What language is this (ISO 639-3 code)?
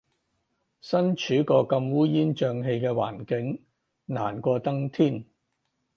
yue